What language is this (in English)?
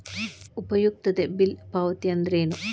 Kannada